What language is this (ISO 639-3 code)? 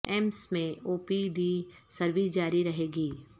urd